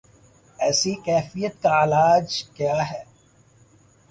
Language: Urdu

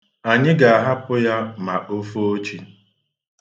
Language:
Igbo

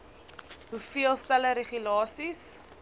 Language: Afrikaans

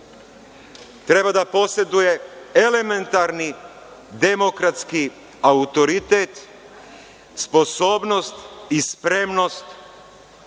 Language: Serbian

